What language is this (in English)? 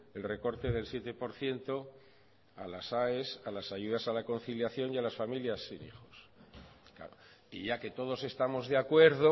Spanish